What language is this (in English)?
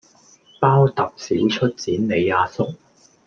Cantonese